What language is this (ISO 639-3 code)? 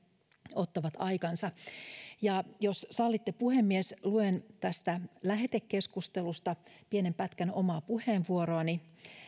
fin